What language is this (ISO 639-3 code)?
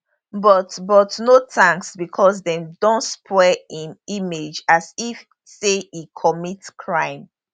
pcm